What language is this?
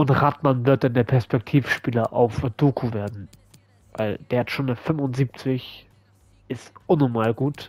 German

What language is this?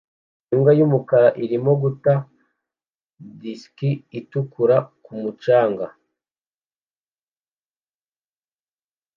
Kinyarwanda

